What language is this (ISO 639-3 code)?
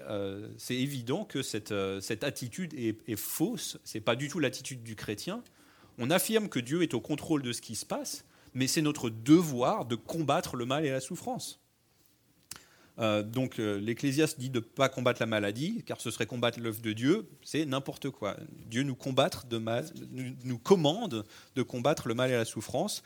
fra